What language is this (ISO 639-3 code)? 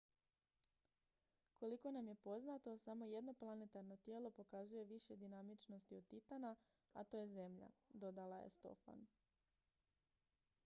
hrv